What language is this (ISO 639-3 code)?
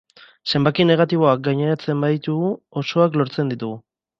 eus